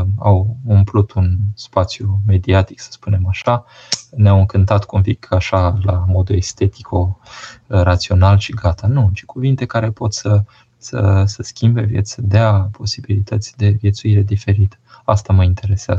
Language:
Romanian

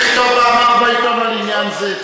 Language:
Hebrew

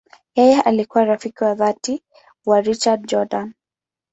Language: Swahili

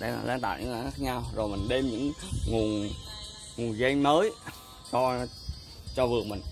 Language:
Vietnamese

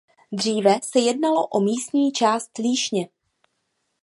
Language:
Czech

